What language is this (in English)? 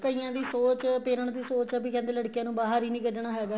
Punjabi